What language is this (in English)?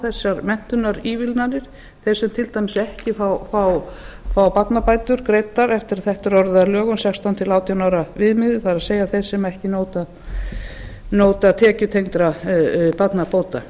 Icelandic